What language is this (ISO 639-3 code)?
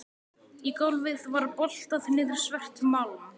isl